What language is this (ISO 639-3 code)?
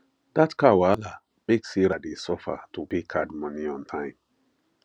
pcm